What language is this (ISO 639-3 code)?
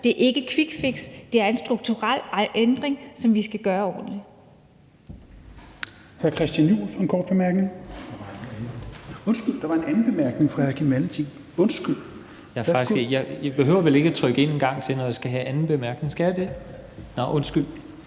dan